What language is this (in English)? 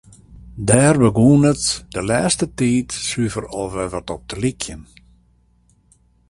Western Frisian